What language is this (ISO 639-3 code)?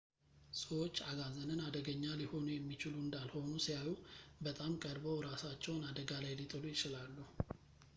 amh